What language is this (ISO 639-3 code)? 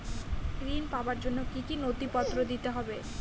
ben